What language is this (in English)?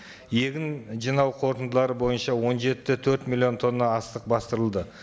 Kazakh